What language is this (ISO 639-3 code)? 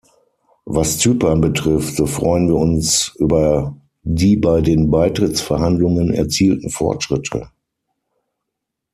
deu